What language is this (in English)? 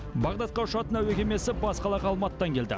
Kazakh